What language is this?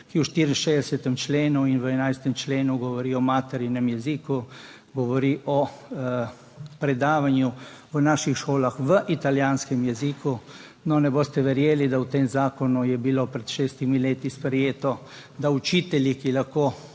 Slovenian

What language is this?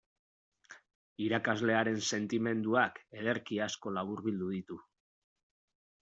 Basque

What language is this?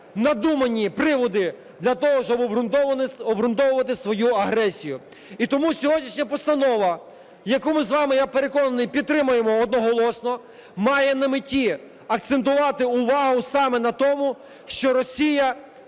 Ukrainian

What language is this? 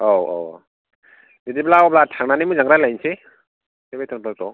Bodo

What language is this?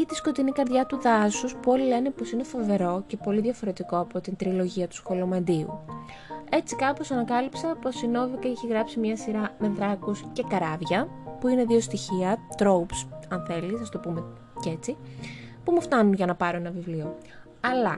Greek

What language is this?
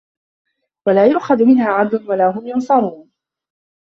Arabic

